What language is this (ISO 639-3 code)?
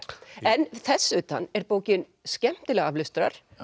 isl